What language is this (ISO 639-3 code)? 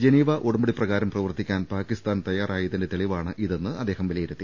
mal